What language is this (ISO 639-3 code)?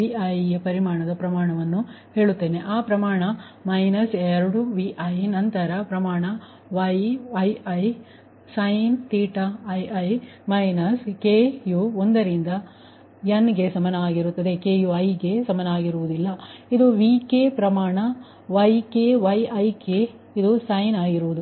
kan